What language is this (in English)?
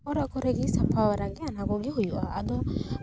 Santali